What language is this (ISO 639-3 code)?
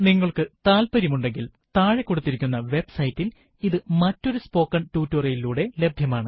mal